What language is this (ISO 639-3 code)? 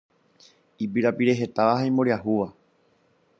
grn